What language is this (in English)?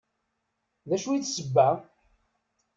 Kabyle